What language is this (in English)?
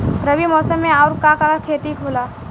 Bhojpuri